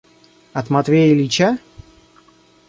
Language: Russian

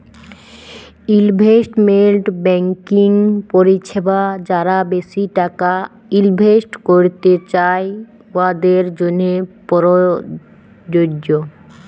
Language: Bangla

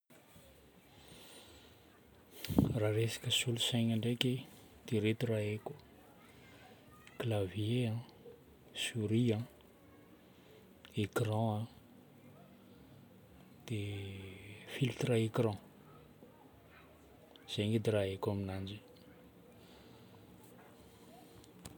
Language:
Northern Betsimisaraka Malagasy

